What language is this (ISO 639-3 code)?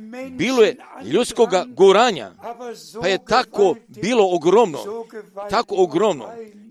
hrv